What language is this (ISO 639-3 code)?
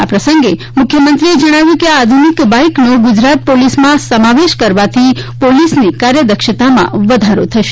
guj